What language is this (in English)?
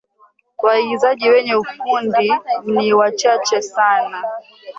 Swahili